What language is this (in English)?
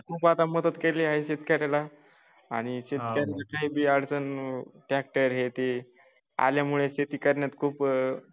Marathi